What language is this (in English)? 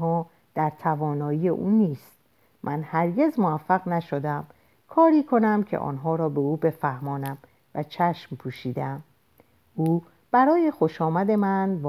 Persian